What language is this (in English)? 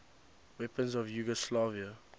English